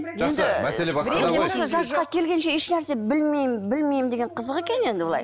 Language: Kazakh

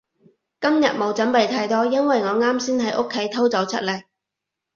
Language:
Cantonese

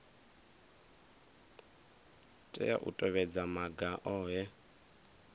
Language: Venda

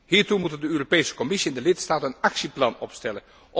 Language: Dutch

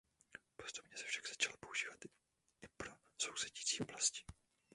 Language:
Czech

